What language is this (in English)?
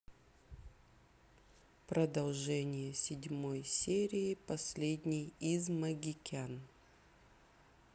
Russian